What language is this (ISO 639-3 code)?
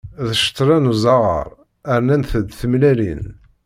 kab